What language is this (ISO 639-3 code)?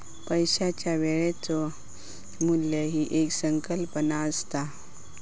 mar